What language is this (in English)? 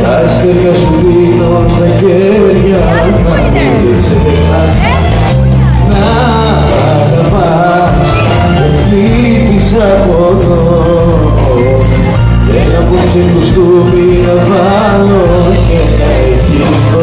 Greek